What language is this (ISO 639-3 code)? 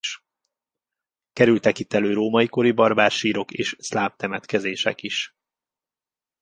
hun